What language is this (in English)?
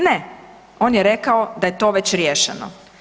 Croatian